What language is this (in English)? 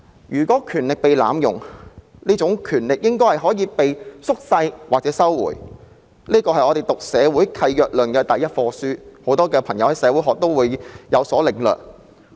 Cantonese